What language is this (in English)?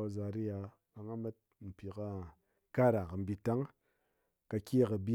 Ngas